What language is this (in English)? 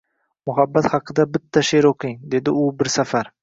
Uzbek